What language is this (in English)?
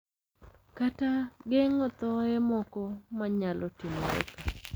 Luo (Kenya and Tanzania)